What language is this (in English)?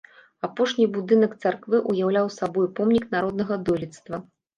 Belarusian